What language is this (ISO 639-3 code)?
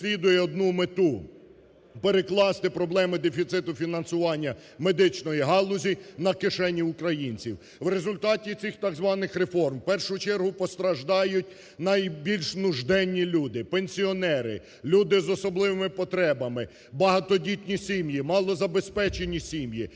ukr